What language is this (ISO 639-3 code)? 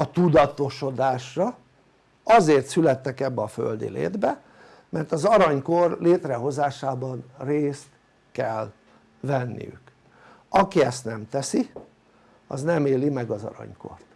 hun